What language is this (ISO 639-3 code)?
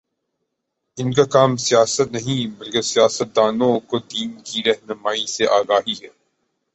urd